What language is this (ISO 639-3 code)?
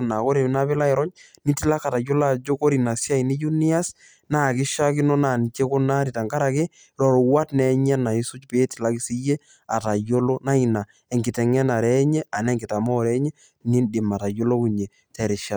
mas